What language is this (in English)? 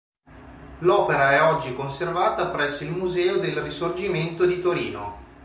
Italian